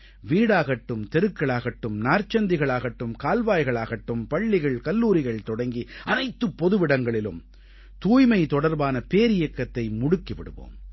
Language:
Tamil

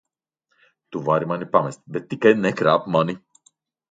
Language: Latvian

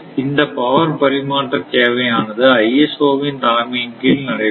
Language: Tamil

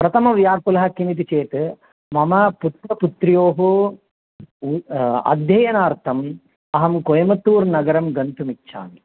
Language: Sanskrit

